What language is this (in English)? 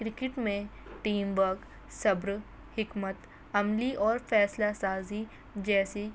Urdu